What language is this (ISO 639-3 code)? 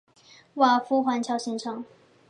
zho